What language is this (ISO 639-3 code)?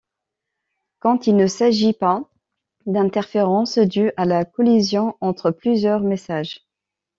fra